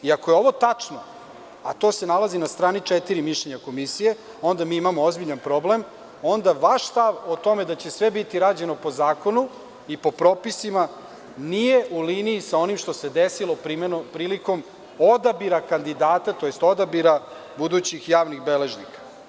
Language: Serbian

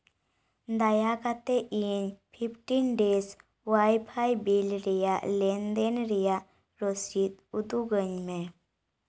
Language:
Santali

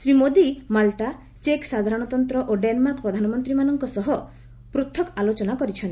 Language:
Odia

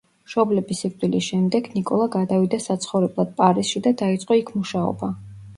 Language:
Georgian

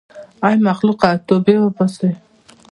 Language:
Pashto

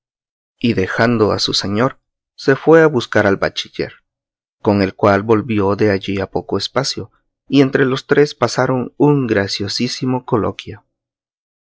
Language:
Spanish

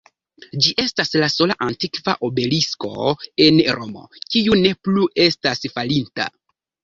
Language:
Esperanto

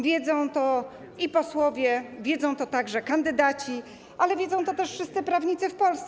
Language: Polish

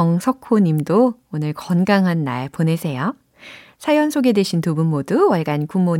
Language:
Korean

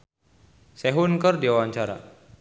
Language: Sundanese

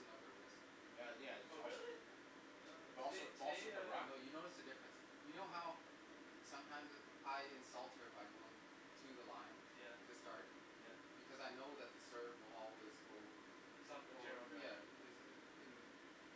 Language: English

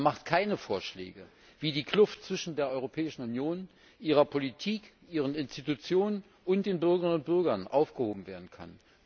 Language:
German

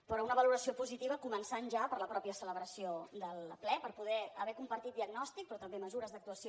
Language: Catalan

